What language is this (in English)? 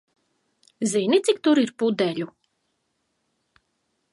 Latvian